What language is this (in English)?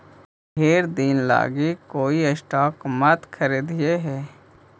Magahi